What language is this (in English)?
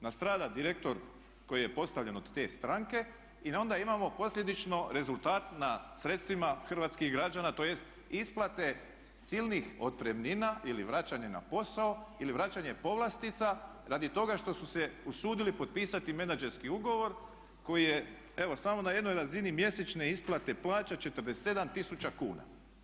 Croatian